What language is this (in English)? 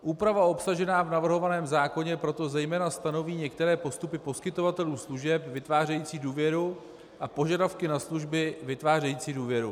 Czech